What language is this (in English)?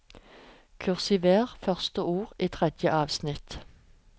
Norwegian